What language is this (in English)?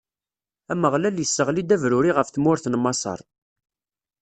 Kabyle